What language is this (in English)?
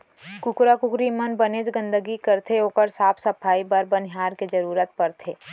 Chhattisgarhi